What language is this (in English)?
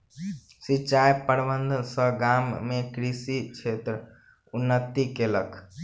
Maithili